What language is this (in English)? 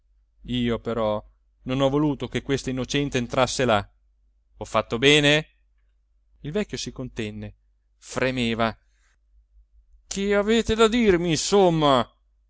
Italian